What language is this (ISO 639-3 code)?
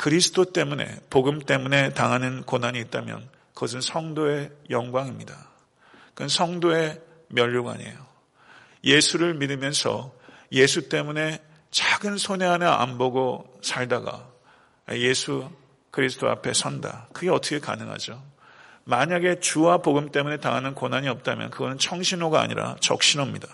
kor